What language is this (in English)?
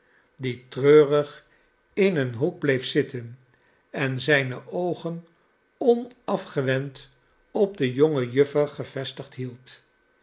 Dutch